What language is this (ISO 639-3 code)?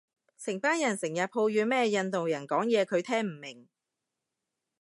yue